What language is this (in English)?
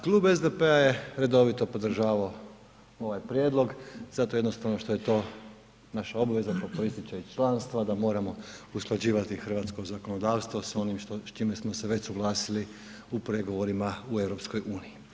Croatian